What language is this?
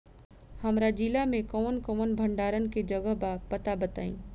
Bhojpuri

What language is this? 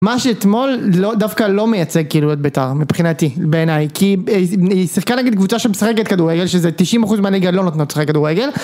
Hebrew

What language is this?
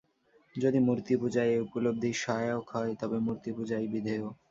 Bangla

